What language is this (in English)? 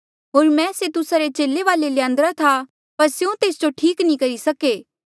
Mandeali